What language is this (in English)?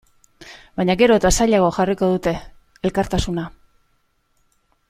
Basque